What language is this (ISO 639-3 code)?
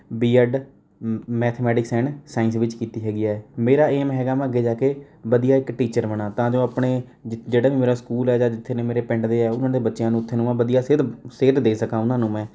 pan